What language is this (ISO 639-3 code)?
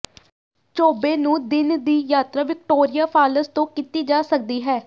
pan